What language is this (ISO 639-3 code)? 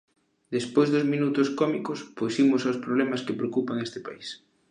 glg